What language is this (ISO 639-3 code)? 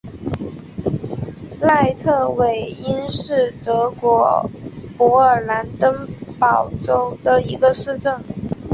zho